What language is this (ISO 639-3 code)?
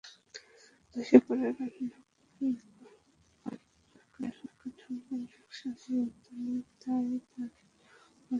ben